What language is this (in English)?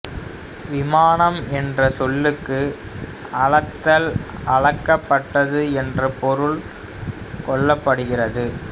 Tamil